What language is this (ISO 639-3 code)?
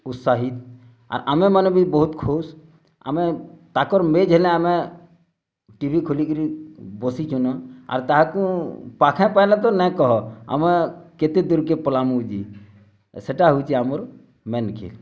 ori